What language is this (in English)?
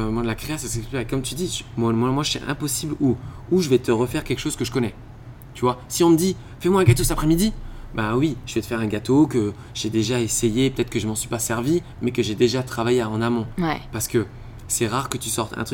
French